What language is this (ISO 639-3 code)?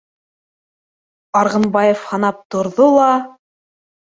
bak